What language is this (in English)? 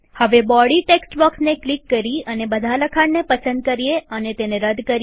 Gujarati